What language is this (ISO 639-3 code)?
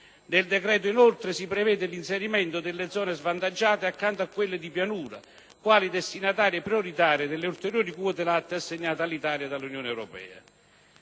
ita